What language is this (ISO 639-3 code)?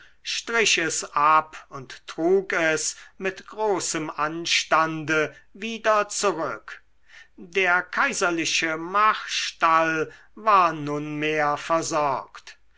deu